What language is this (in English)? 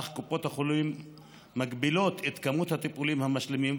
Hebrew